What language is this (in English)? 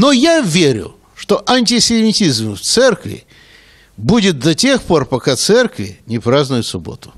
Russian